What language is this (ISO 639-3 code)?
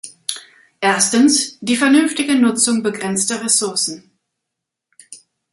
deu